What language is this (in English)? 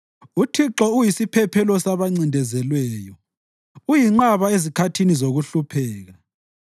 North Ndebele